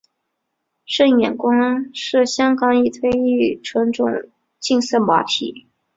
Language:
Chinese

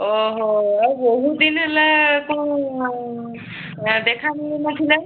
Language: Odia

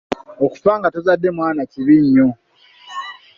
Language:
Ganda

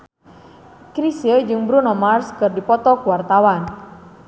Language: Sundanese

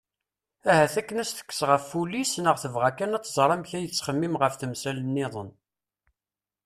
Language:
Kabyle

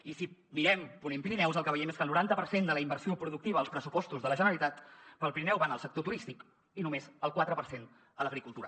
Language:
Catalan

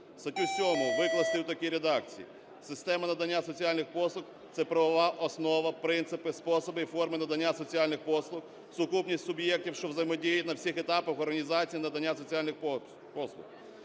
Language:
Ukrainian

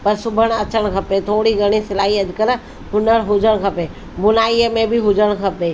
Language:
Sindhi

